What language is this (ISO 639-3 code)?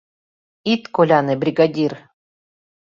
chm